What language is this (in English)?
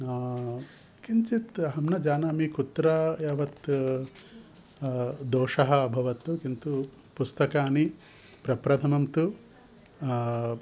Sanskrit